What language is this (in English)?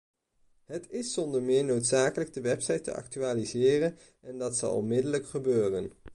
Dutch